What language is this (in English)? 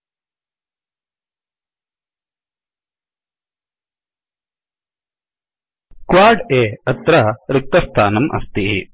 Sanskrit